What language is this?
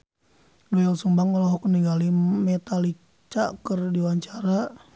Sundanese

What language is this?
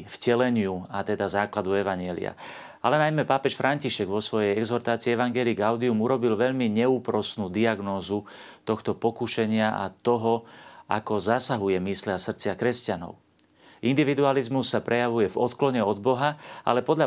Slovak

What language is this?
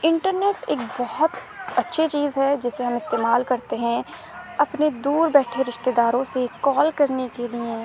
Urdu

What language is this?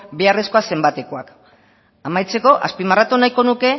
Basque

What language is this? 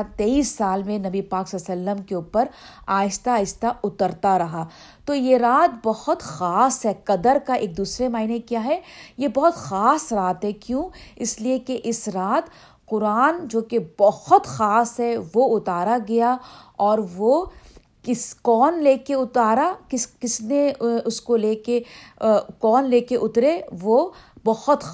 Urdu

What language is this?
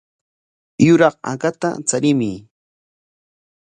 Corongo Ancash Quechua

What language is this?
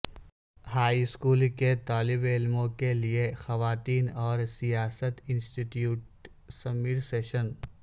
Urdu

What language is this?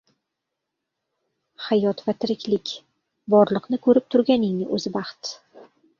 Uzbek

